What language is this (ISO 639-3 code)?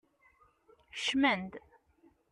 kab